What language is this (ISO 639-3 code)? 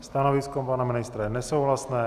ces